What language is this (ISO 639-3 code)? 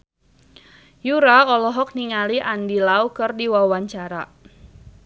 sun